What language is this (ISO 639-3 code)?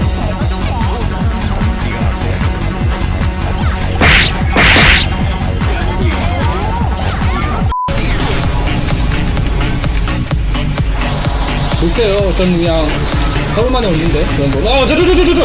kor